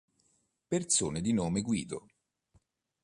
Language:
Italian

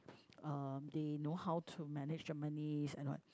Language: English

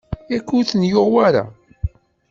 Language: Kabyle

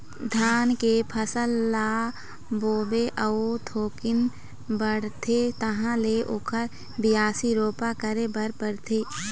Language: Chhattisgarhi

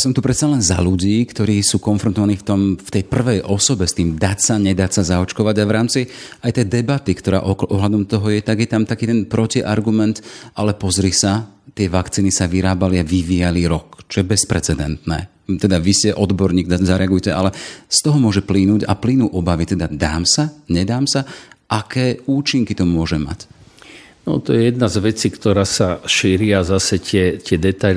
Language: Slovak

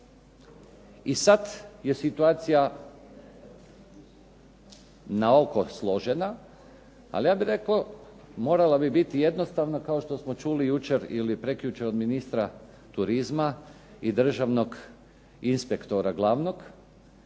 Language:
Croatian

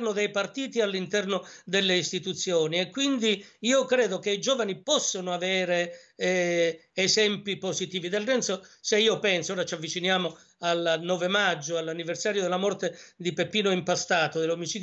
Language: Italian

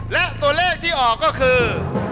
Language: Thai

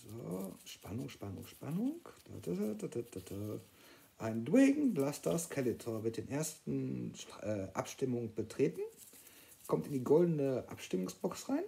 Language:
German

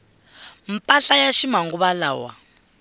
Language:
Tsonga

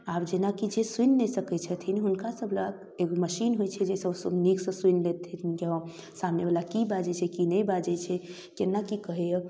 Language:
Maithili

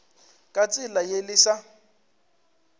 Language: Northern Sotho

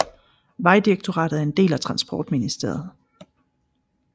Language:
Danish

